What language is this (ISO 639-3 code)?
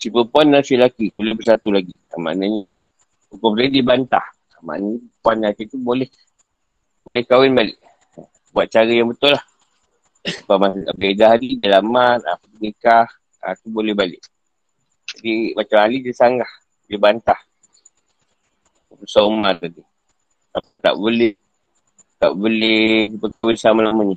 msa